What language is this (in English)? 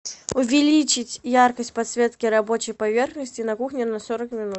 Russian